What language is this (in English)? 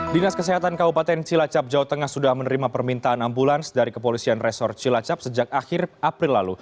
Indonesian